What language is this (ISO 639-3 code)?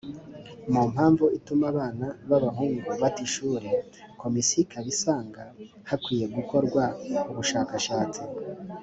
kin